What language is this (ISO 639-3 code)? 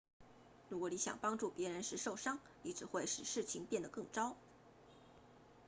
zho